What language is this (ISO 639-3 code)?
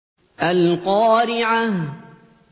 ara